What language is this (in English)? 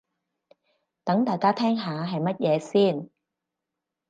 Cantonese